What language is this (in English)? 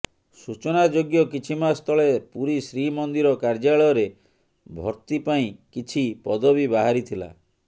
Odia